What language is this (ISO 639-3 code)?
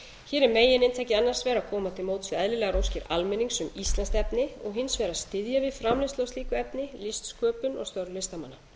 isl